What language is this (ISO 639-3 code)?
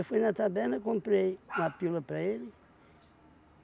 por